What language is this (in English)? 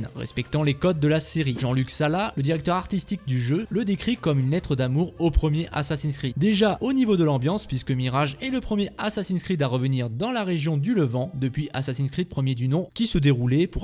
French